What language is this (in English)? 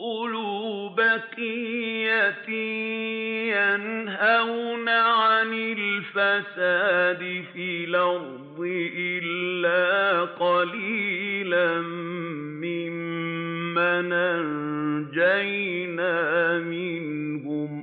Arabic